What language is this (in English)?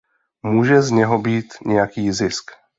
Czech